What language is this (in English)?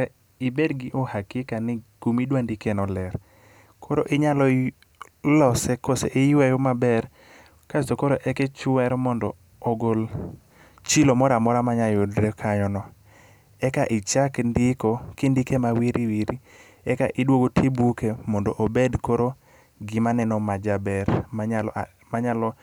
Luo (Kenya and Tanzania)